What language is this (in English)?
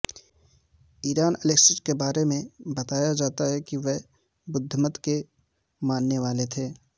Urdu